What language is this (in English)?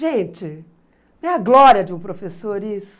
Portuguese